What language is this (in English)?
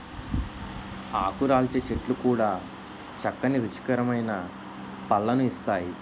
Telugu